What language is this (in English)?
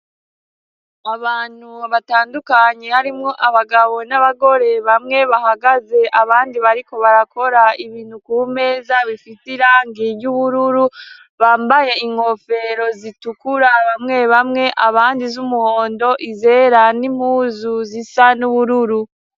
Rundi